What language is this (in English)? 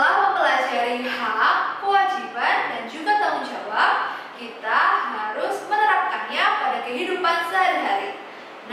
Indonesian